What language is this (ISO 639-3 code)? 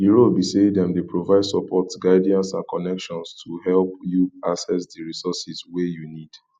pcm